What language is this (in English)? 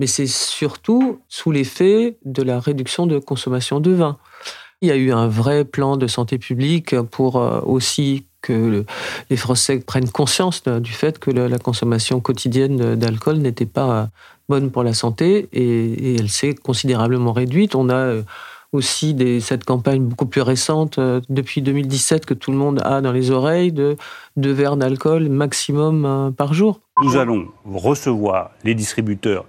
French